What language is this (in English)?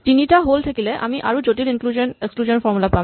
Assamese